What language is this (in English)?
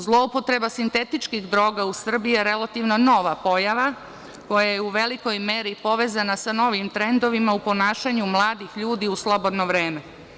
Serbian